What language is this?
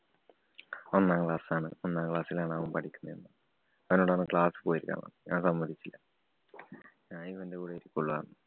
Malayalam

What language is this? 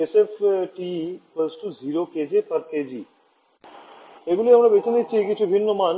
Bangla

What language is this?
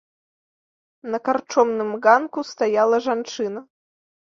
Belarusian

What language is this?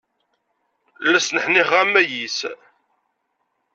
Kabyle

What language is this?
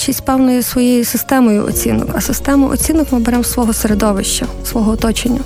Ukrainian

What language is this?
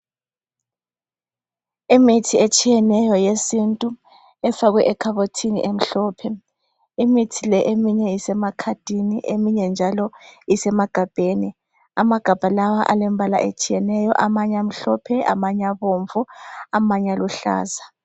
North Ndebele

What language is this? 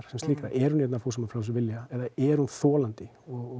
Icelandic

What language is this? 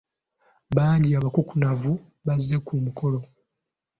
Ganda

